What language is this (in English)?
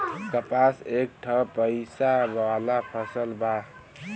Bhojpuri